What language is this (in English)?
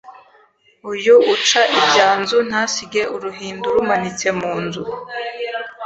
Kinyarwanda